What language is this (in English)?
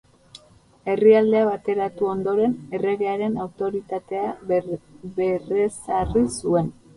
Basque